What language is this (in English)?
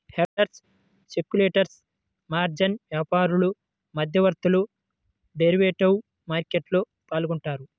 Telugu